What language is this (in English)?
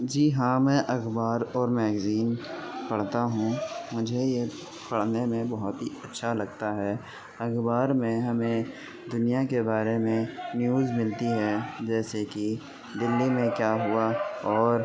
Urdu